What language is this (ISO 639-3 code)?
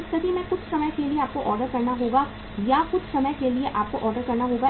hin